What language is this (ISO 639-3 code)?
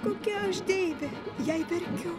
lit